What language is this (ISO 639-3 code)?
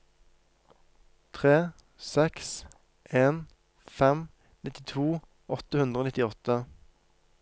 nor